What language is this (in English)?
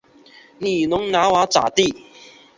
Chinese